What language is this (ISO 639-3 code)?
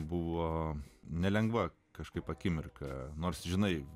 lit